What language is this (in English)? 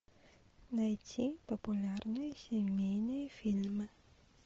Russian